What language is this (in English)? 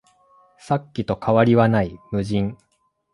Japanese